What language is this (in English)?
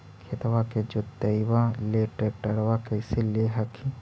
Magahi